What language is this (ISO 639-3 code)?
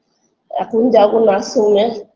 ben